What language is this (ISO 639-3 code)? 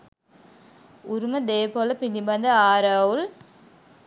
sin